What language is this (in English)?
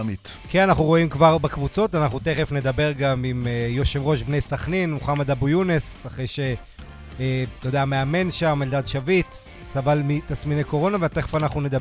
Hebrew